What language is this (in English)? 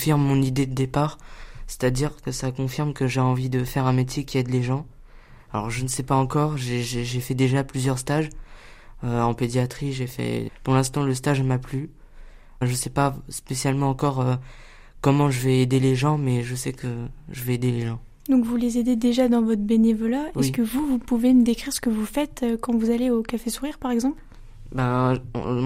French